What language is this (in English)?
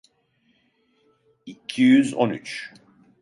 Turkish